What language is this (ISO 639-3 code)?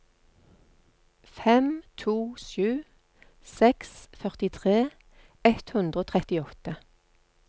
nor